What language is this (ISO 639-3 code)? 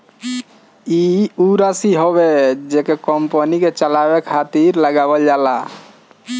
bho